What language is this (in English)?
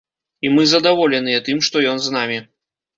Belarusian